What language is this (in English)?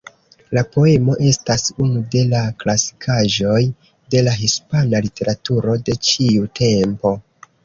Esperanto